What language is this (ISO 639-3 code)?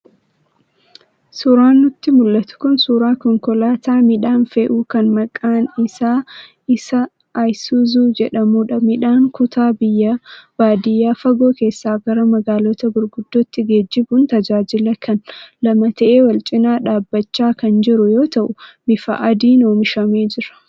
orm